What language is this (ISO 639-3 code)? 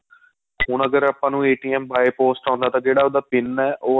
pan